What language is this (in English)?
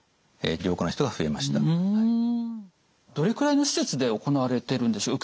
Japanese